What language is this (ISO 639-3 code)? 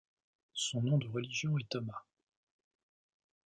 fra